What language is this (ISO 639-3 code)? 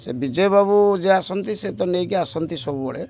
ori